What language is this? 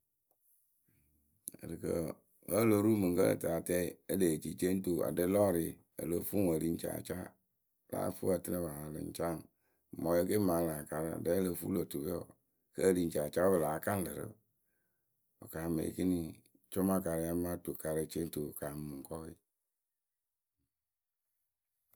Akebu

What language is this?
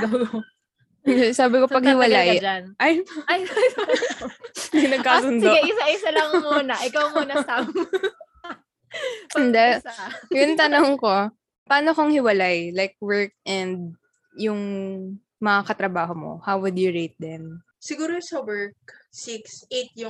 Filipino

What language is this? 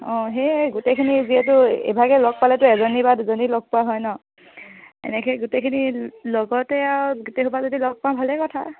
Assamese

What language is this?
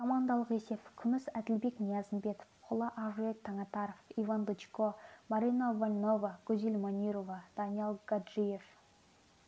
Kazakh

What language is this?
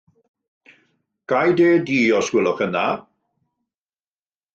Welsh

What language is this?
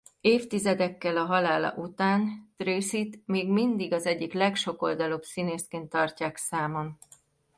Hungarian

